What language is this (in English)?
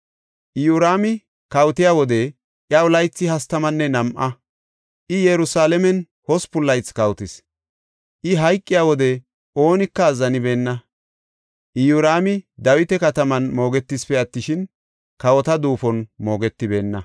Gofa